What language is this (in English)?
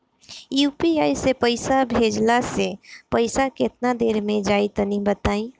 Bhojpuri